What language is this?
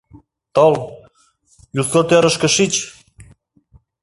Mari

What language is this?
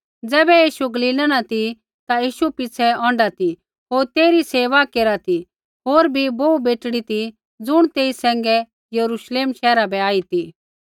Kullu Pahari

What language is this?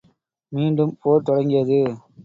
Tamil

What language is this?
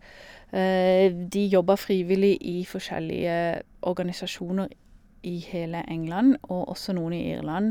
Norwegian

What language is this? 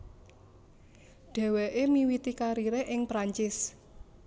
Javanese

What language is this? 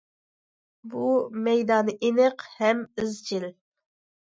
Uyghur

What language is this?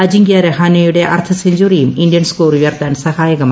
Malayalam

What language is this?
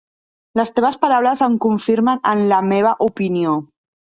Catalan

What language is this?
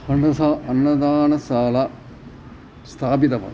Sanskrit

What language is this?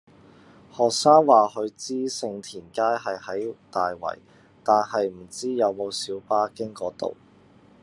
Cantonese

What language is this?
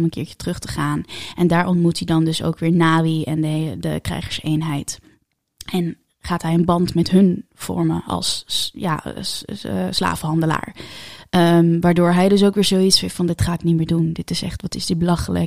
Dutch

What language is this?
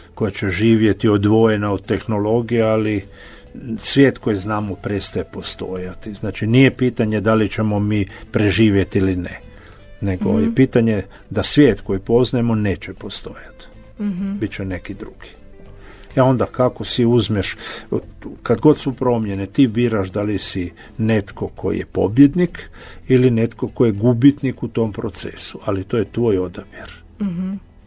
Croatian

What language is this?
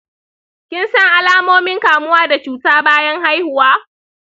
Hausa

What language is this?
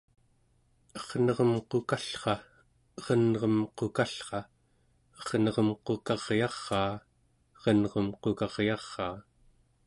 Central Yupik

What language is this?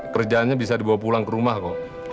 Indonesian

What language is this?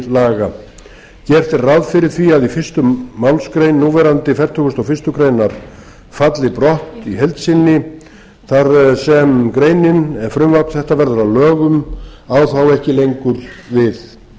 Icelandic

